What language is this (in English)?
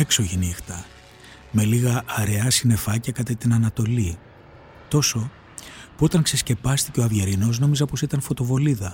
Greek